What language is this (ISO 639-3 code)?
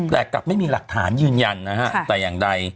tha